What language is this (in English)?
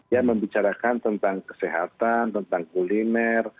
Indonesian